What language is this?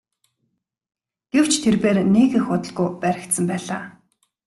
Mongolian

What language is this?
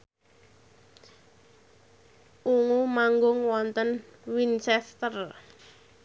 Javanese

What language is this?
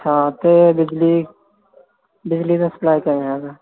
Punjabi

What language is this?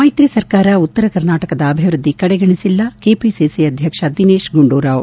Kannada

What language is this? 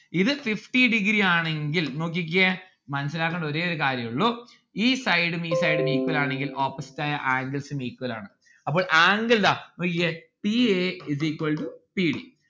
Malayalam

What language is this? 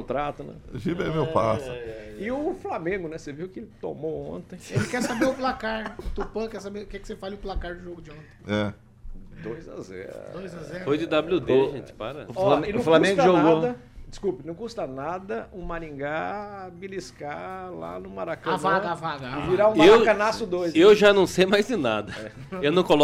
Portuguese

